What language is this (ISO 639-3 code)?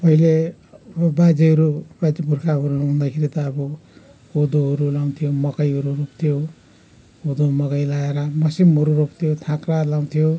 nep